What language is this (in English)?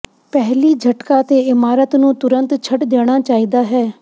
Punjabi